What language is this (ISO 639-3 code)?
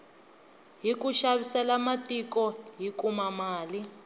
tso